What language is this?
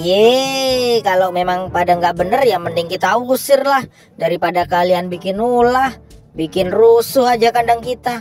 Indonesian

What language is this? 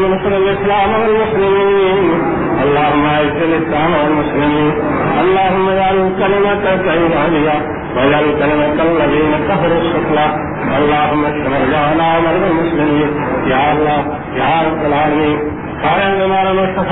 Urdu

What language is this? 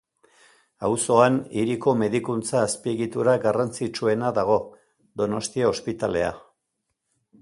Basque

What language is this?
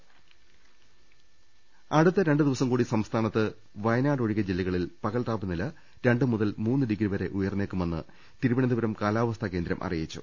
Malayalam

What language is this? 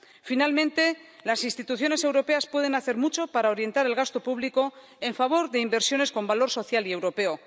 Spanish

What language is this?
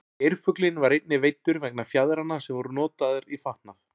Icelandic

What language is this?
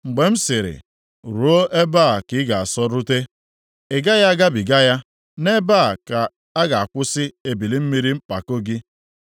Igbo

